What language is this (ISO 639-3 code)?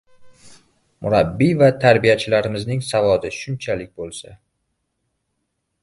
uzb